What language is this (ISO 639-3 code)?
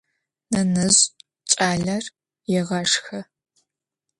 ady